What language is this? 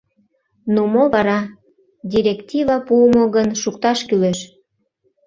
Mari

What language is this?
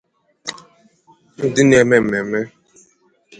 Igbo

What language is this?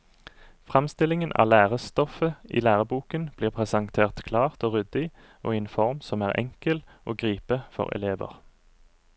Norwegian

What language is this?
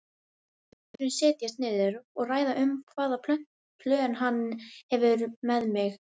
Icelandic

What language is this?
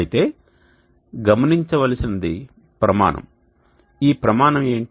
Telugu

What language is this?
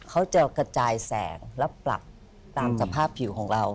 Thai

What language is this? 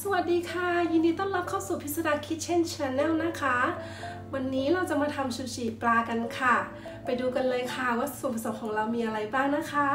Thai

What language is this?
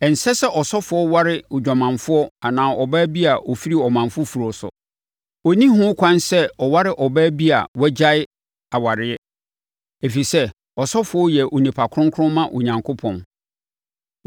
Akan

